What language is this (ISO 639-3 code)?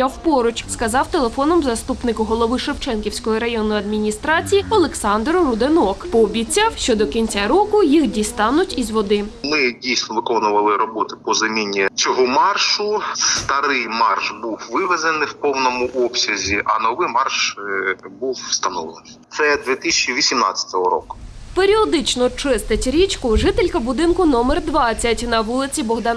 ukr